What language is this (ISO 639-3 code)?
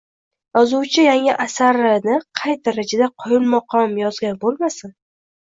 uzb